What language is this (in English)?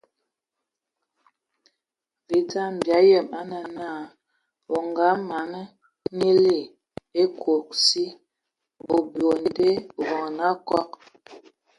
Ewondo